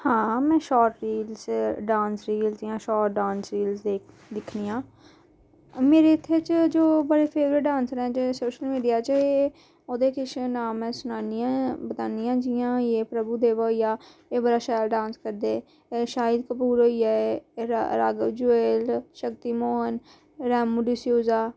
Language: Dogri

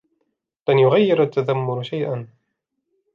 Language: Arabic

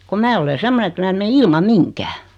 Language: Finnish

